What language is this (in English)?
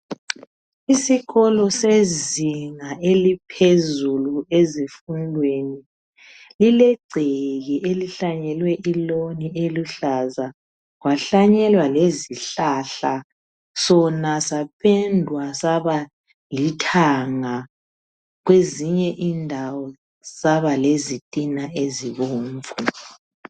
North Ndebele